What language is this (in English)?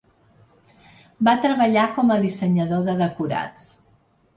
Catalan